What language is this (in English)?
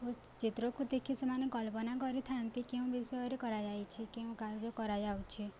Odia